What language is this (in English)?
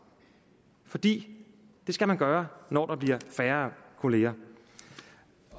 Danish